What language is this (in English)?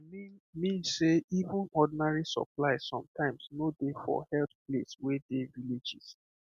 Nigerian Pidgin